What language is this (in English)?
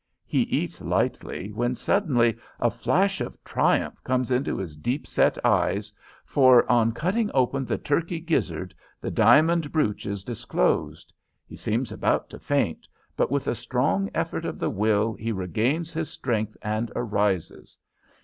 English